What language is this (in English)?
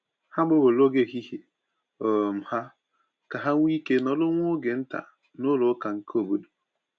Igbo